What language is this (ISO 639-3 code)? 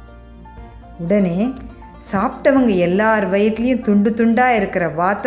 tam